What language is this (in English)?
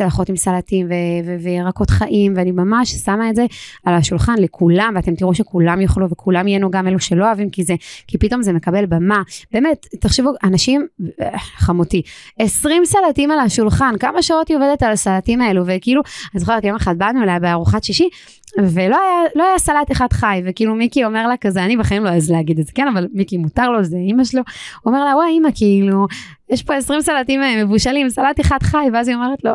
Hebrew